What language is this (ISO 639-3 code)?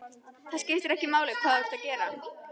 isl